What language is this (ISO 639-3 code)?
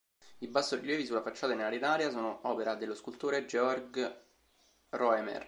ita